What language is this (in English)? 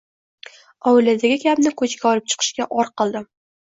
Uzbek